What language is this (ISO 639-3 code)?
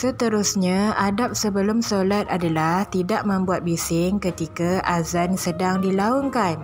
msa